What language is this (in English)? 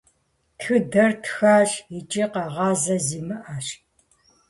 Kabardian